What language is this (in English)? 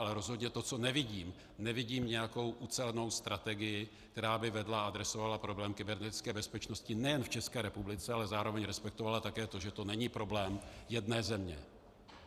Czech